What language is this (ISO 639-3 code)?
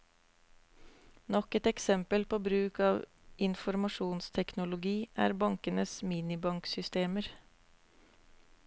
nor